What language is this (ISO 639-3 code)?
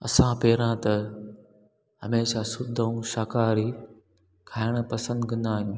snd